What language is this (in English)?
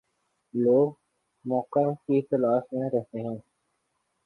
Urdu